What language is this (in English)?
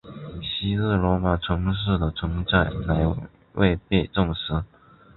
Chinese